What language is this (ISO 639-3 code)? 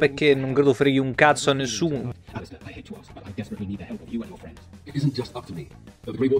ita